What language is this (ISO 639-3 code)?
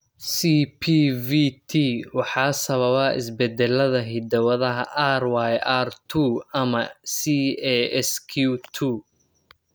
som